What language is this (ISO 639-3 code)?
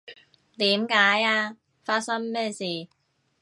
yue